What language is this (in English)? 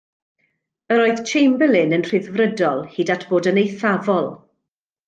Welsh